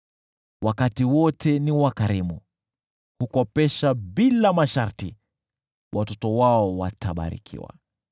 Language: Swahili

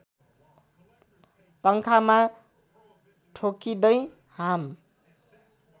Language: Nepali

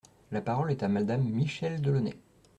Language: French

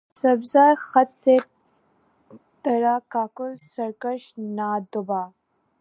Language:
Urdu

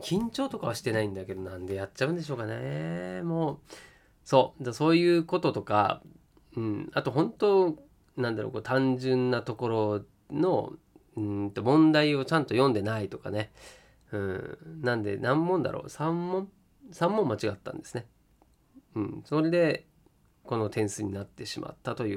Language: Japanese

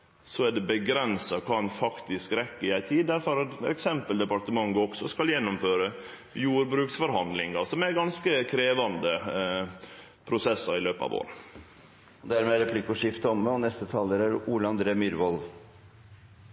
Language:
Norwegian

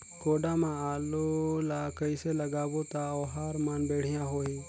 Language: Chhattisgarhi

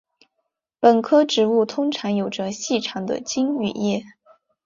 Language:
Chinese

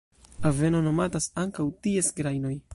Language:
Esperanto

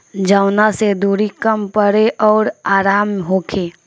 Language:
Bhojpuri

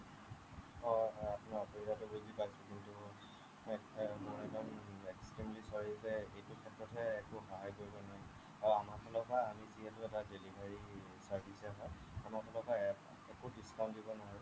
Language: Assamese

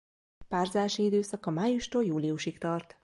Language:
Hungarian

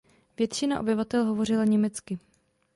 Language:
Czech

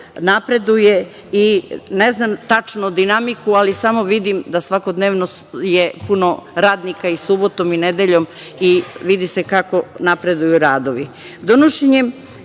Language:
Serbian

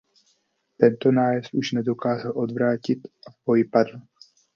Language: Czech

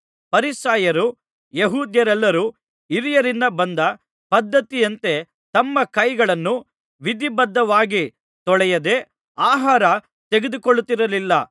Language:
Kannada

